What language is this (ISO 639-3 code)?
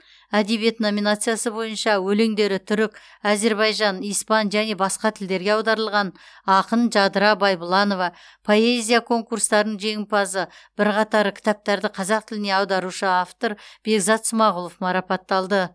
kaz